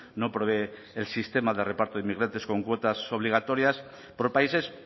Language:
Spanish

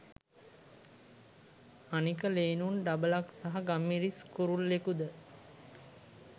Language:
Sinhala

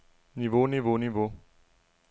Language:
Danish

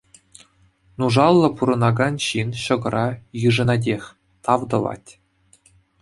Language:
Chuvash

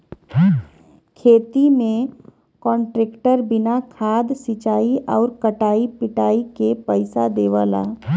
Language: Bhojpuri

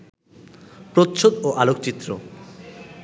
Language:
Bangla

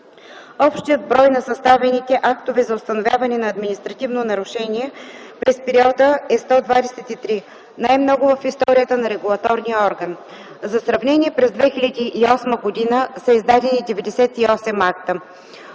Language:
Bulgarian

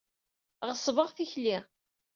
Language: Kabyle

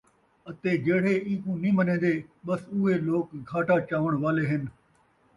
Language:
Saraiki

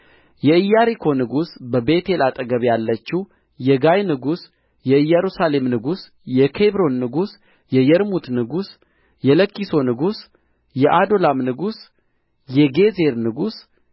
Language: Amharic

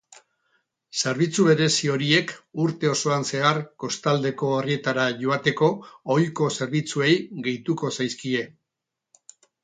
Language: Basque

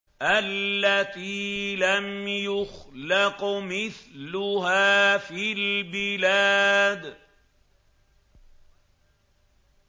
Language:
Arabic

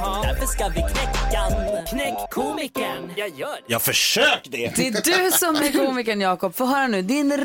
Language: Swedish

